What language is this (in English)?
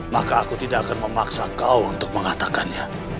Indonesian